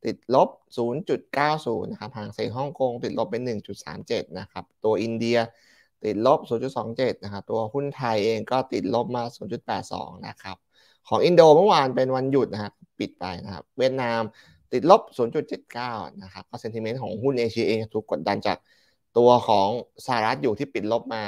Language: Thai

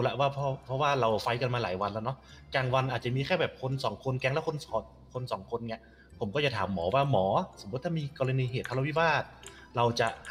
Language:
Thai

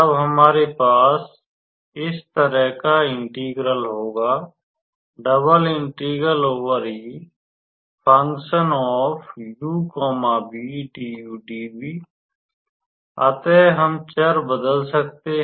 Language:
Hindi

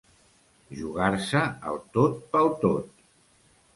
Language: Catalan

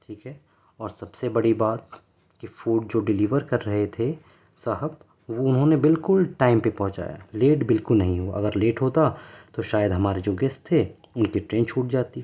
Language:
Urdu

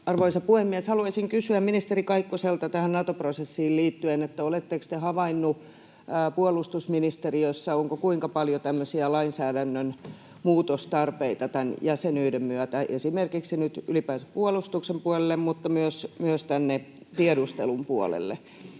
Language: Finnish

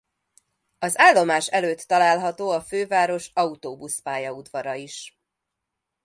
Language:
Hungarian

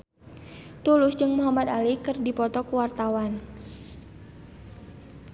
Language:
Sundanese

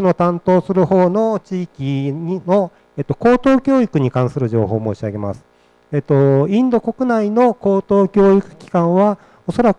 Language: Japanese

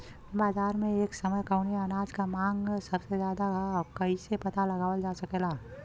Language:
Bhojpuri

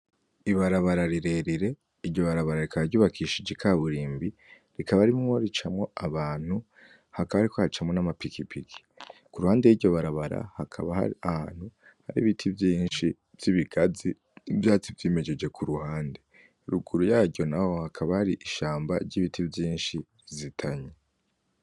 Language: Rundi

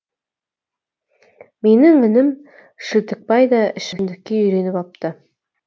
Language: Kazakh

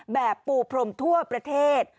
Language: Thai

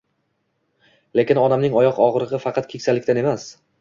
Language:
Uzbek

